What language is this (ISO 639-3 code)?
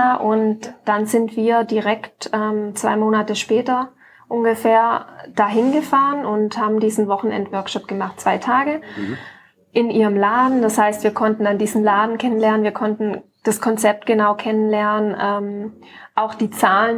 deu